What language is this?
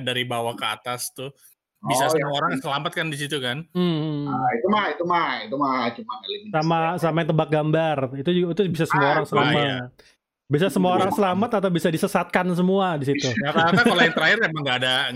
Indonesian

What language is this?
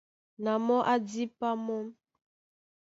Duala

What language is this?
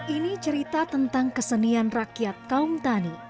Indonesian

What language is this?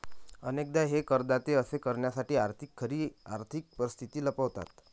Marathi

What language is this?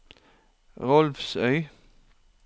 Norwegian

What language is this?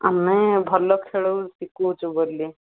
Odia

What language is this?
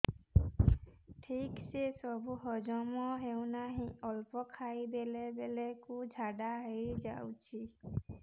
Odia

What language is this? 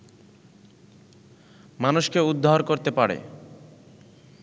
Bangla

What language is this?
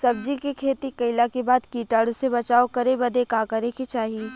Bhojpuri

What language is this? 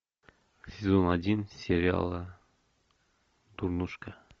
Russian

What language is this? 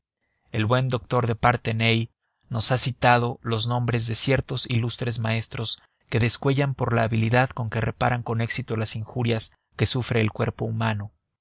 Spanish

